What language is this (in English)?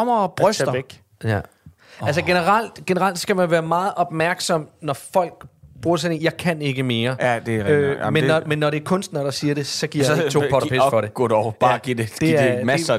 Danish